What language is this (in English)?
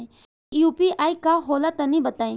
Bhojpuri